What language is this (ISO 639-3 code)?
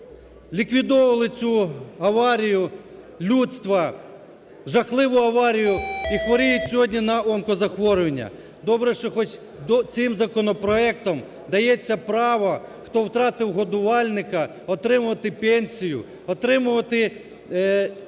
ukr